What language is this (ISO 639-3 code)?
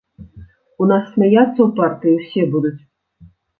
bel